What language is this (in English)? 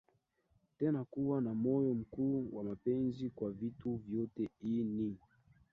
Swahili